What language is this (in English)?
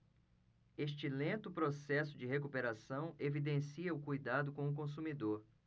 Portuguese